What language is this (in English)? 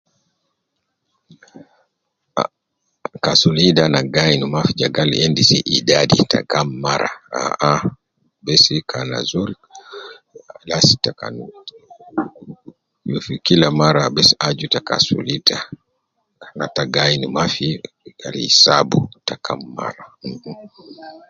Nubi